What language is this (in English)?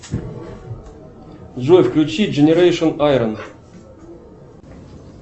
Russian